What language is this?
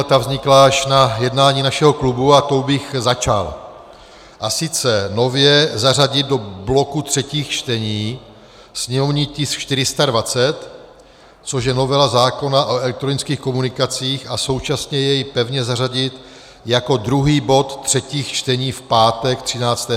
Czech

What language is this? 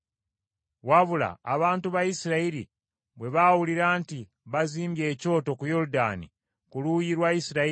Ganda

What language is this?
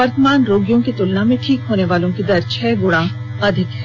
Hindi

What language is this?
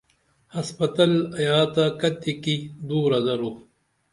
Dameli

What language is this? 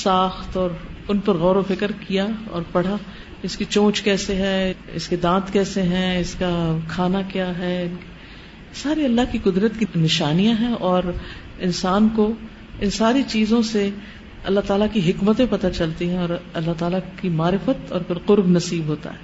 Urdu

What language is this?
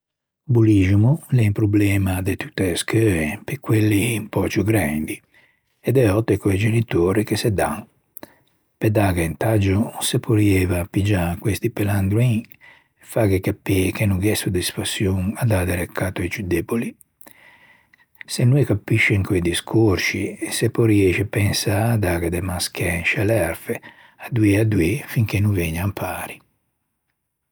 Ligurian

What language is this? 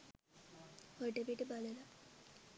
Sinhala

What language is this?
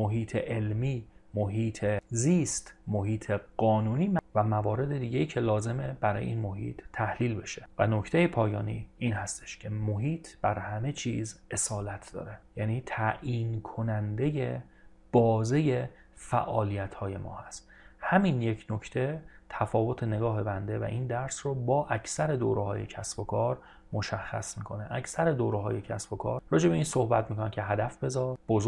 Persian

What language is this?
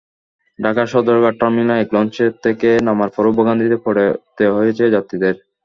Bangla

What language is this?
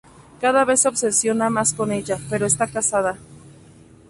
Spanish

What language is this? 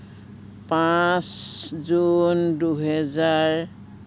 Assamese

